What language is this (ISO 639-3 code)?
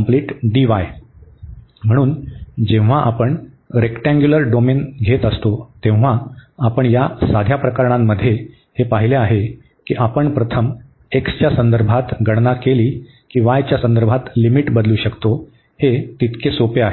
mar